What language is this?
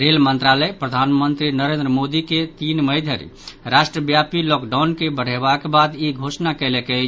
Maithili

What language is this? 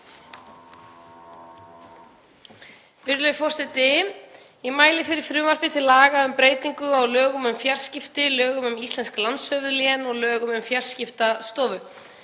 Icelandic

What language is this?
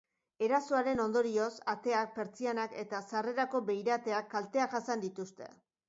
Basque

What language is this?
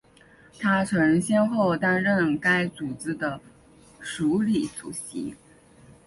Chinese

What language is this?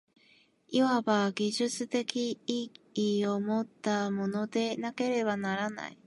Japanese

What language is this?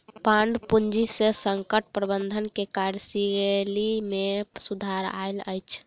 Maithili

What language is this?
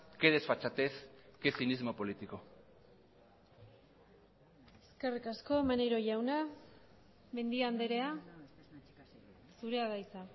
Basque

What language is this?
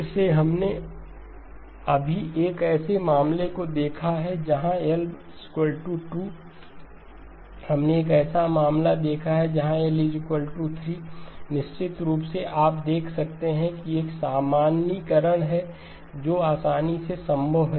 Hindi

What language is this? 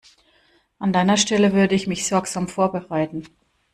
German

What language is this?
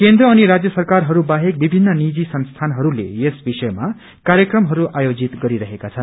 Nepali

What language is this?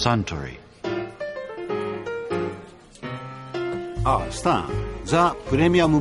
Japanese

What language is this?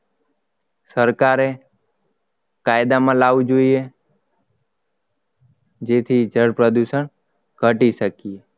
Gujarati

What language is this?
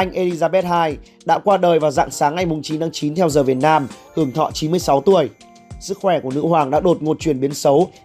Vietnamese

